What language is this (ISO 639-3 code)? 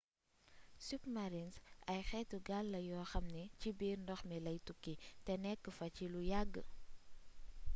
wol